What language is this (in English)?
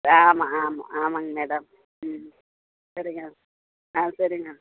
Tamil